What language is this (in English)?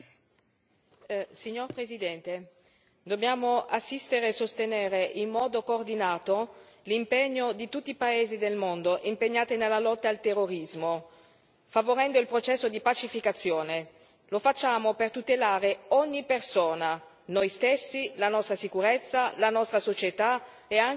Italian